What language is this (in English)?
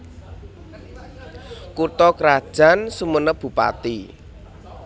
Javanese